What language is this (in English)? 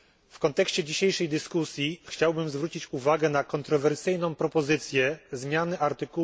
Polish